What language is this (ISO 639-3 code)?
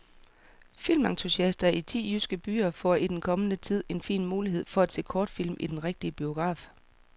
dan